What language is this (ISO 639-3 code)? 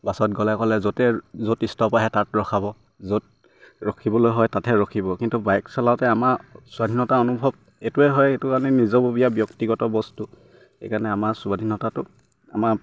asm